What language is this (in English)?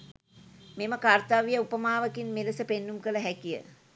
Sinhala